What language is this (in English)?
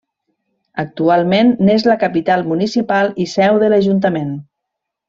Catalan